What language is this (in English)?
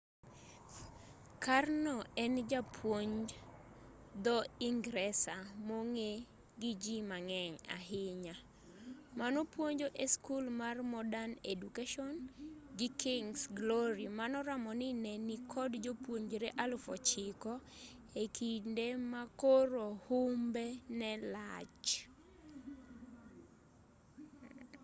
Luo (Kenya and Tanzania)